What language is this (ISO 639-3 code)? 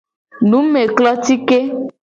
gej